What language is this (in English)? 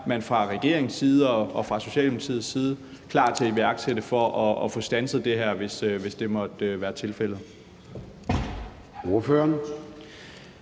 Danish